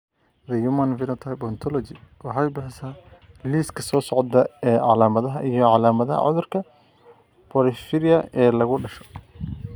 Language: Somali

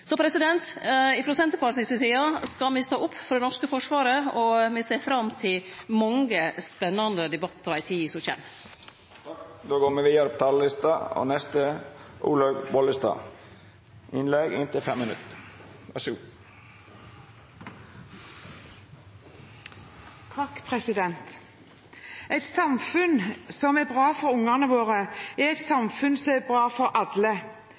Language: Norwegian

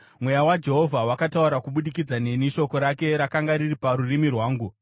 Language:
Shona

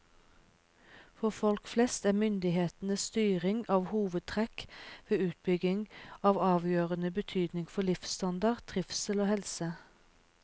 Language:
Norwegian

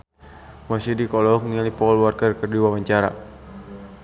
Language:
Sundanese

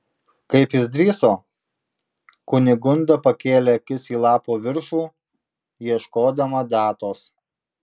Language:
Lithuanian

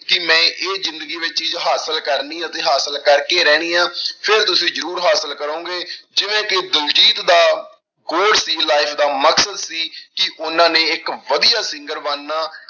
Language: Punjabi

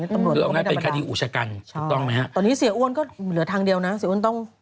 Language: Thai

